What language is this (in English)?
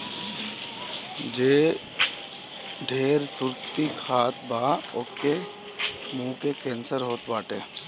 Bhojpuri